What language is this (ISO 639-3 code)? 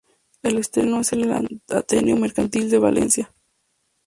spa